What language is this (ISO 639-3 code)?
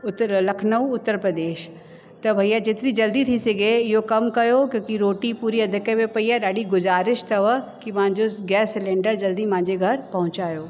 snd